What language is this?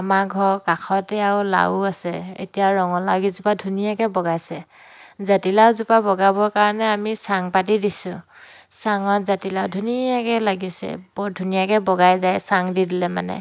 Assamese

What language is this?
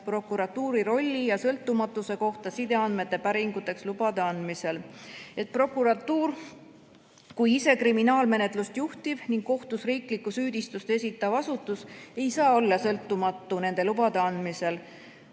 Estonian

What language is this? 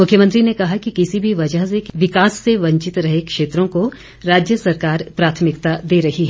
Hindi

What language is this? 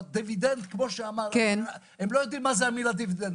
Hebrew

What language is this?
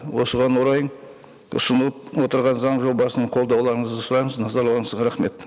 Kazakh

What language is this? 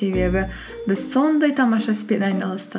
Kazakh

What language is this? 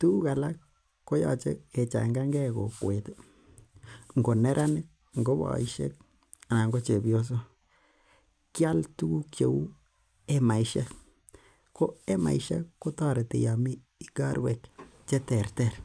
Kalenjin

